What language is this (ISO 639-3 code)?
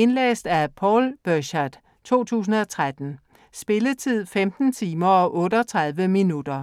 dan